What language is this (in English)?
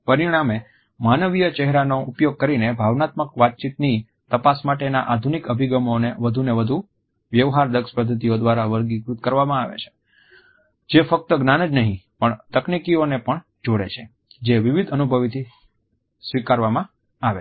Gujarati